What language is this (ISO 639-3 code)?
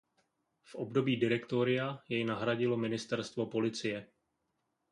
ces